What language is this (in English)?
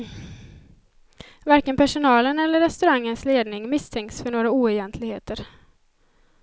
Swedish